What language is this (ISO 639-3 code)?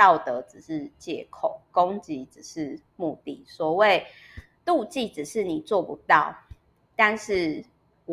zho